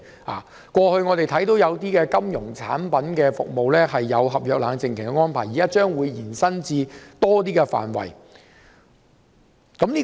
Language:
Cantonese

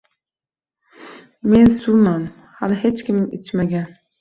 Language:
Uzbek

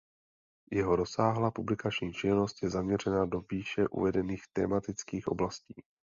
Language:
Czech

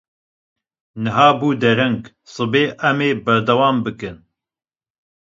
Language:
Kurdish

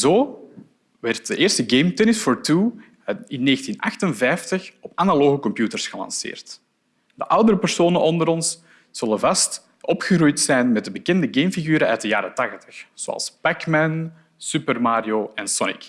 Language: Dutch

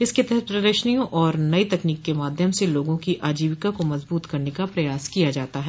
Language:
Hindi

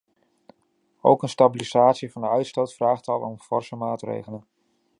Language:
Dutch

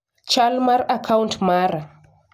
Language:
Luo (Kenya and Tanzania)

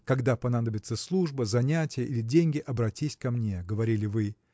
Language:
Russian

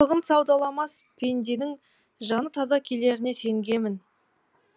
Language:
Kazakh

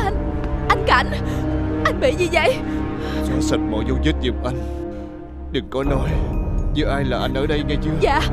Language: Vietnamese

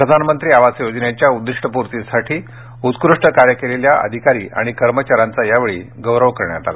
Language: Marathi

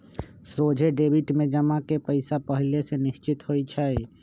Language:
Magahi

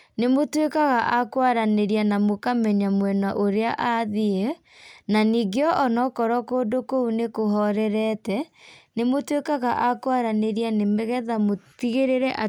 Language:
Kikuyu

